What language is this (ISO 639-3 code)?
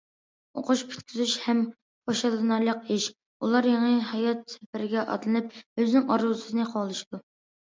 uig